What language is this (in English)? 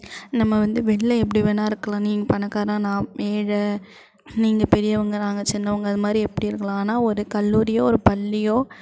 Tamil